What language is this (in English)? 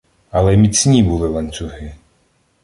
Ukrainian